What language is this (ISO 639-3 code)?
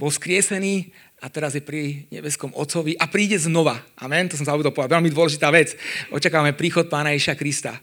slk